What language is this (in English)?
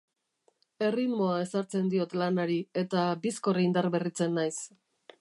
Basque